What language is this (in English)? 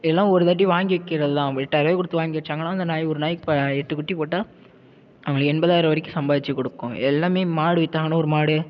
Tamil